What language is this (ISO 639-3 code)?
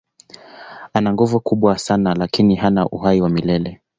swa